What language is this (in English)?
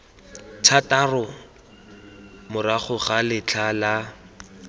Tswana